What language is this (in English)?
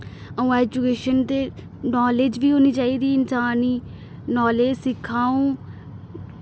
Dogri